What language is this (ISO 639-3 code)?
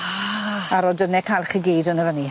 cym